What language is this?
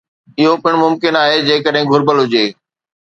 Sindhi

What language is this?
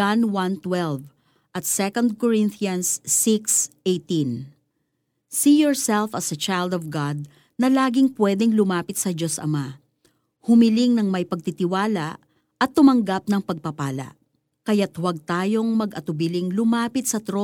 Filipino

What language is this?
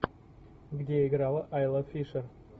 Russian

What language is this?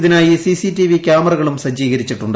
Malayalam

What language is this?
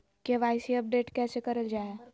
Magahi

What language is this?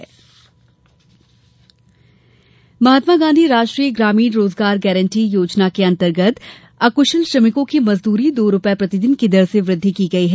Hindi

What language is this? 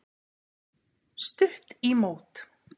Icelandic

